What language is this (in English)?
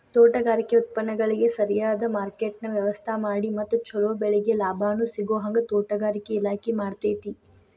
Kannada